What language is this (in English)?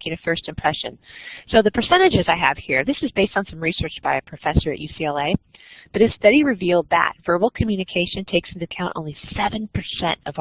English